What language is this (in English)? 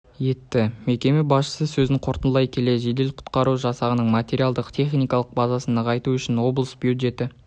Kazakh